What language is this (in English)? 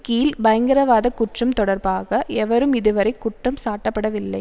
Tamil